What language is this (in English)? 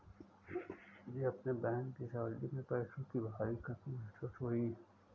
Hindi